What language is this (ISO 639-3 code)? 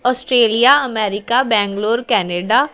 pan